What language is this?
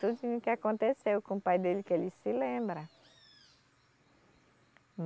Portuguese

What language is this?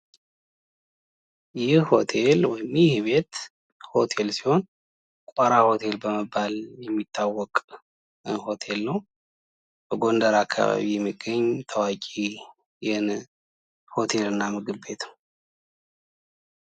Amharic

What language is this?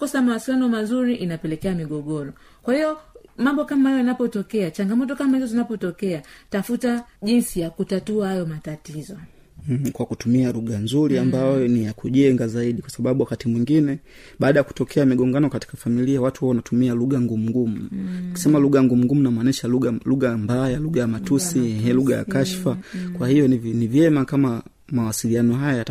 Swahili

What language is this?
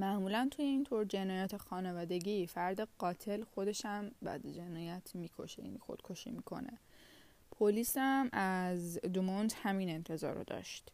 Persian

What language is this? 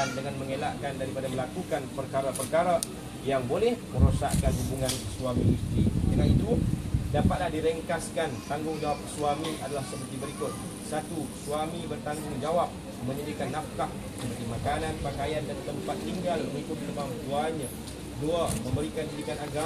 Malay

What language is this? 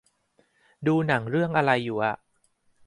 Thai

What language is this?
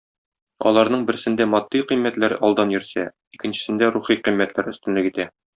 Tatar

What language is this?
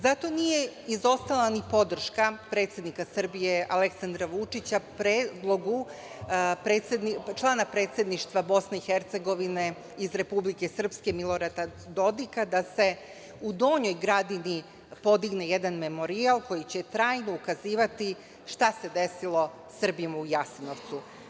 Serbian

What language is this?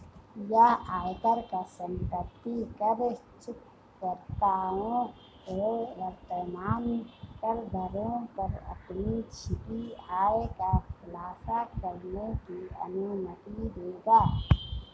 Hindi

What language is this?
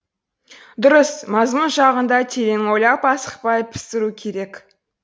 Kazakh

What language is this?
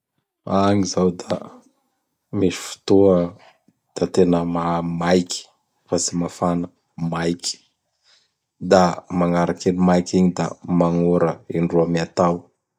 Bara Malagasy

